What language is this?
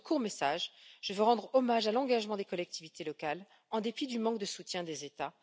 French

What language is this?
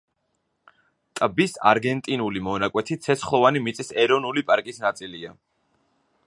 Georgian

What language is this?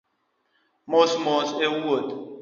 Luo (Kenya and Tanzania)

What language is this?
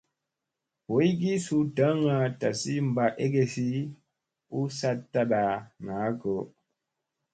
Musey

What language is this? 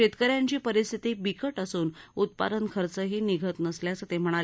Marathi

